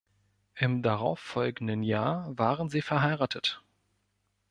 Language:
German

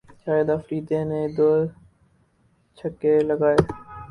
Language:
Urdu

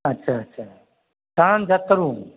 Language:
Maithili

